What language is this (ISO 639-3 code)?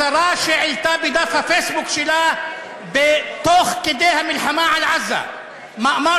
heb